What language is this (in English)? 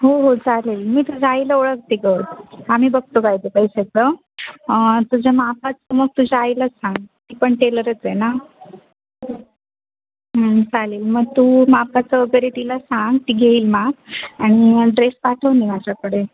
Marathi